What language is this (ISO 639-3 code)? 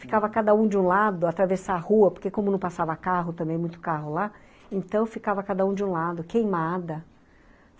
por